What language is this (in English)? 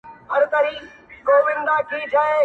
Pashto